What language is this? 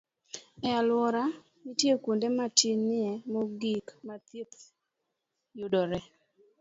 Luo (Kenya and Tanzania)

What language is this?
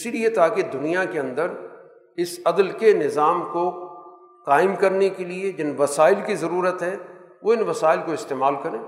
Urdu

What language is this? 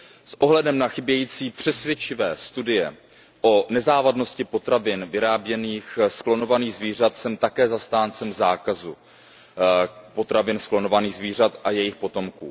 Czech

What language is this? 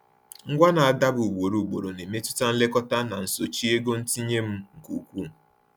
Igbo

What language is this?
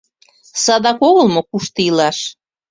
Mari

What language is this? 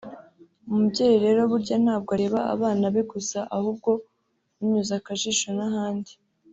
Kinyarwanda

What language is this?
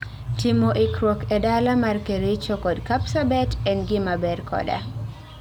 Luo (Kenya and Tanzania)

